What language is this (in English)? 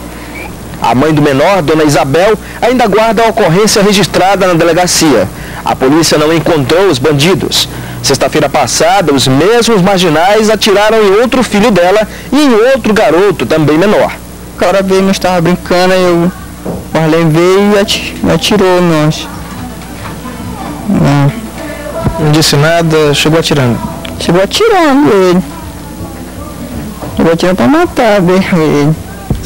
Portuguese